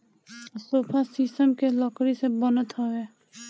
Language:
Bhojpuri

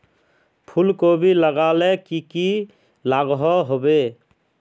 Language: Magahi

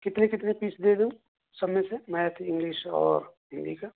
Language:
Urdu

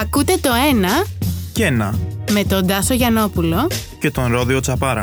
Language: Greek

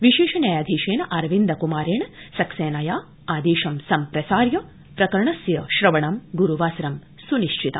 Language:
Sanskrit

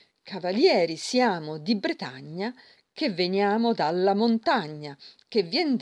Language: Italian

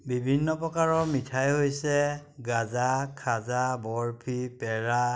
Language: Assamese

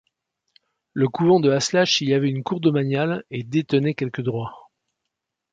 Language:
French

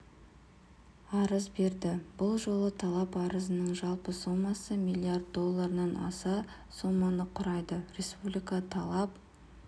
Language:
Kazakh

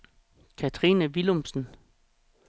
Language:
Danish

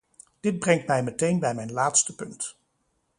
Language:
Dutch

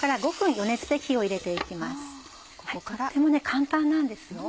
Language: Japanese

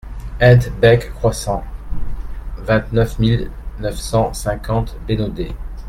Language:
French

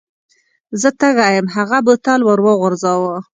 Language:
Pashto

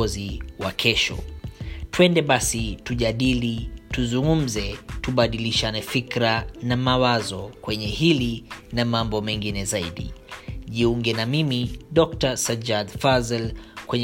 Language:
Swahili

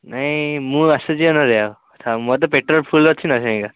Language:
Odia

